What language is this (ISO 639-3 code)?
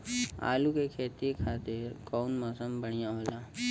bho